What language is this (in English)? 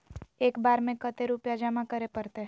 Magahi